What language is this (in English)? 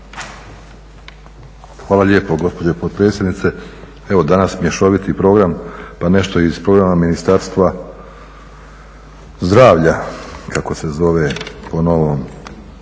Croatian